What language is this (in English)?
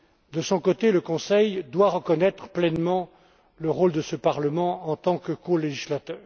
French